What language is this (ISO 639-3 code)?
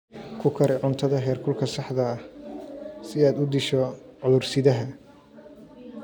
som